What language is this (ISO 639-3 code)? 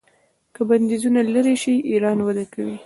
pus